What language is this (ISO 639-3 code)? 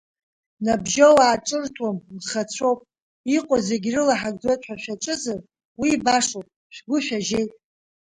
abk